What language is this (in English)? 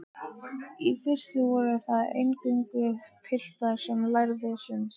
Icelandic